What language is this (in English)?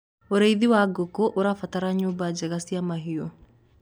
Kikuyu